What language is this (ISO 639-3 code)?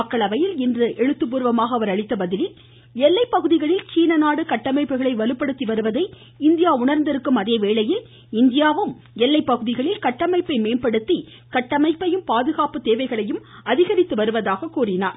tam